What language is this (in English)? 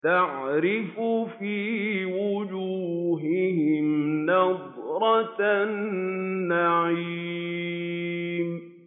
Arabic